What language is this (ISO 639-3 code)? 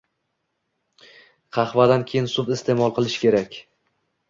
uzb